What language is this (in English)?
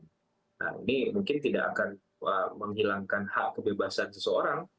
Indonesian